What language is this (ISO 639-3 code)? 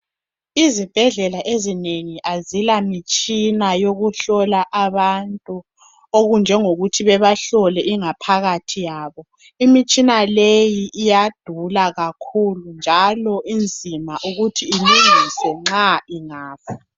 nde